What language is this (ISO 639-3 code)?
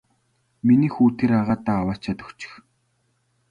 mon